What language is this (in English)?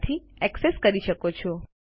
Gujarati